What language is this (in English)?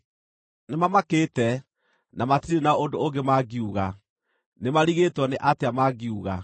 Kikuyu